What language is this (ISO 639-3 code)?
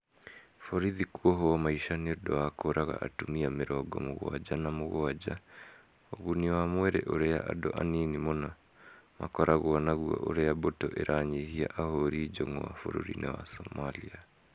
kik